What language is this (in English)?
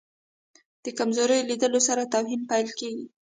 Pashto